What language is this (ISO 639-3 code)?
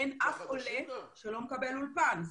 heb